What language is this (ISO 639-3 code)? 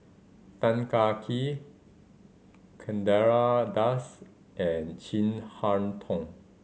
eng